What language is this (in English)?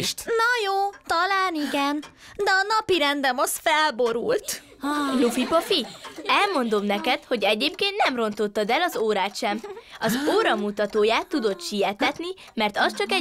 Hungarian